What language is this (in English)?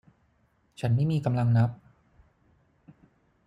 Thai